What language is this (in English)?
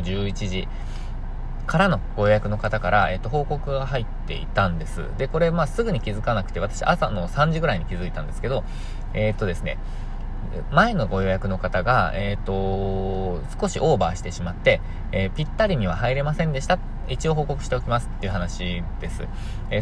Japanese